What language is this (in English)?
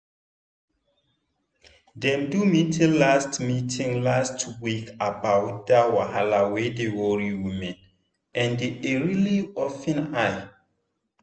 Nigerian Pidgin